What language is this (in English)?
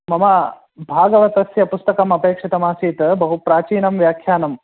Sanskrit